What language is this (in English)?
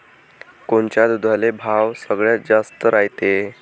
Marathi